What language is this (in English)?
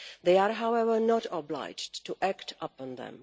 English